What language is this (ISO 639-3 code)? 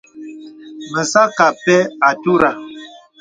beb